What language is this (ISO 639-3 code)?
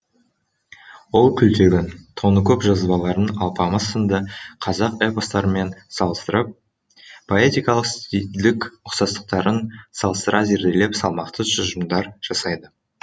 kaz